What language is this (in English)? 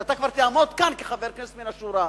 Hebrew